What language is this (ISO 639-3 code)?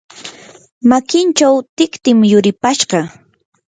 qur